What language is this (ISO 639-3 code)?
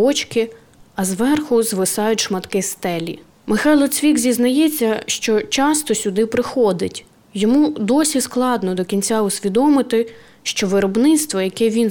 ukr